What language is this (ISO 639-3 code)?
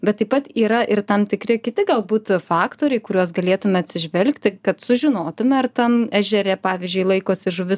lit